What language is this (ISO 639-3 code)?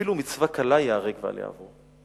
heb